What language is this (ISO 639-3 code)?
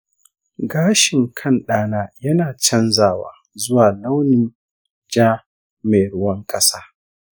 hau